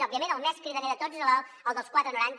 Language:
Catalan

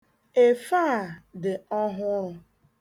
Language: Igbo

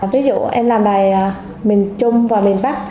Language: Vietnamese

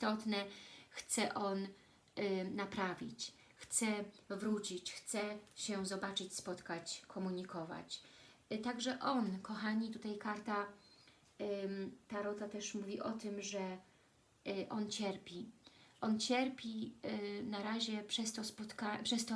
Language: Polish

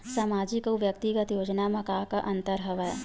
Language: Chhattisgarhi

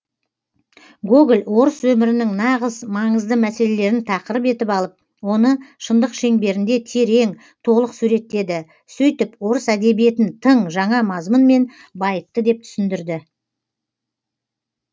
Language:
Kazakh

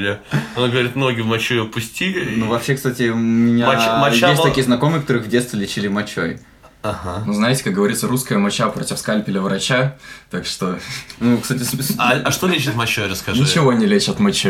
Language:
Russian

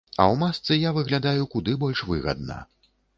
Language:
Belarusian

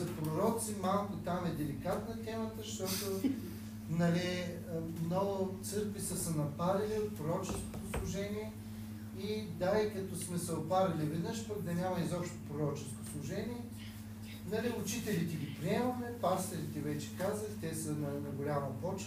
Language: Bulgarian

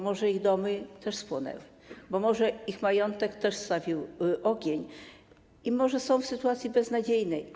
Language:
Polish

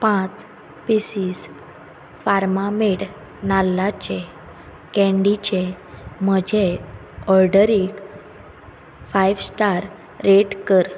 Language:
Konkani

